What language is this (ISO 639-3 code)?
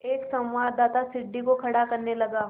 hin